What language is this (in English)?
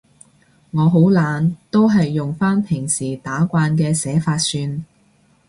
Cantonese